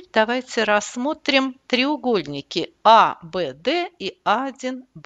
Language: Russian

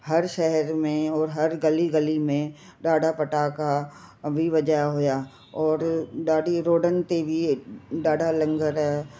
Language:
Sindhi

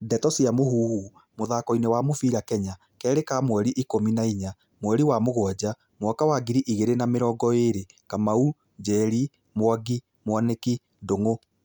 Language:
Kikuyu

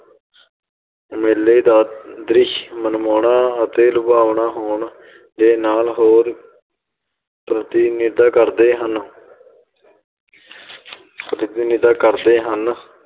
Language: Punjabi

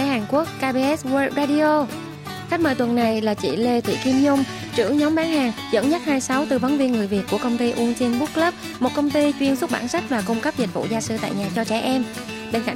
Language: Vietnamese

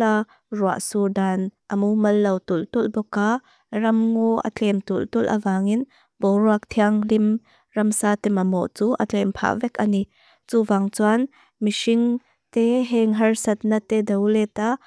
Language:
Mizo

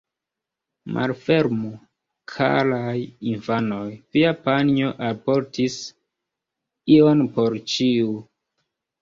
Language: Esperanto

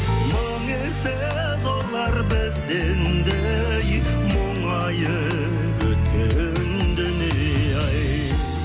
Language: Kazakh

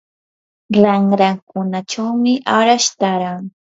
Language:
Yanahuanca Pasco Quechua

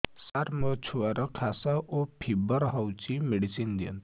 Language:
Odia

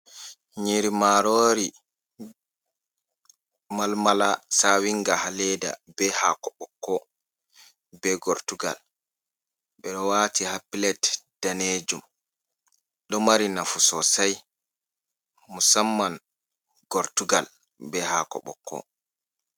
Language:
Fula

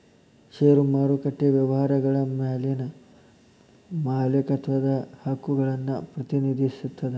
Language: Kannada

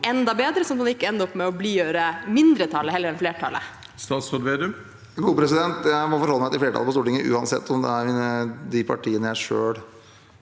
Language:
Norwegian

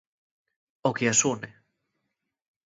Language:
Galician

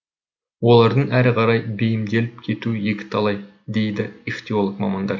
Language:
Kazakh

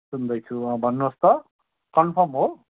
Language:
Nepali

